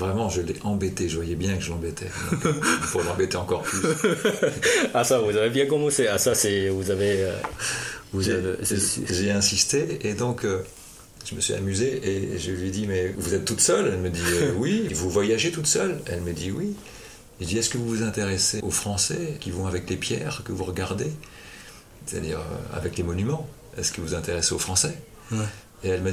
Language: French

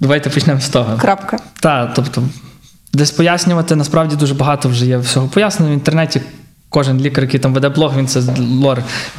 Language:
Ukrainian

